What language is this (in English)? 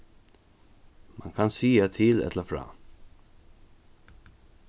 Faroese